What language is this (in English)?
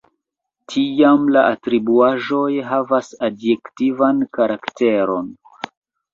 Esperanto